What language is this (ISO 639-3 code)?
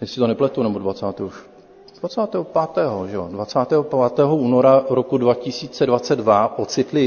ces